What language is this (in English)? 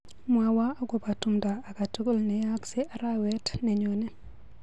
Kalenjin